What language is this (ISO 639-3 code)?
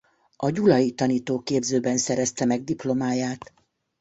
hun